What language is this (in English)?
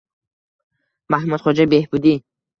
Uzbek